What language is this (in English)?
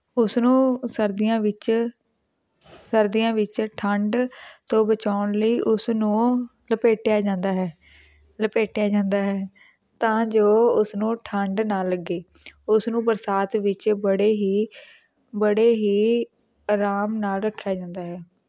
Punjabi